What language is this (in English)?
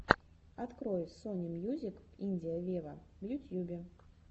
Russian